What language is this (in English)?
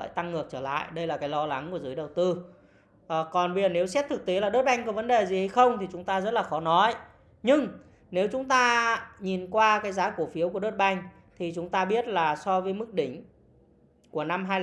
Vietnamese